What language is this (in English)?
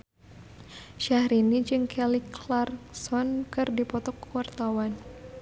Sundanese